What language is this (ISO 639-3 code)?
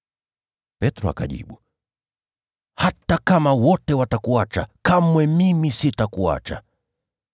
swa